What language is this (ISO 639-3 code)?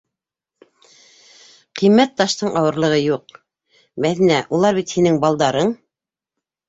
bak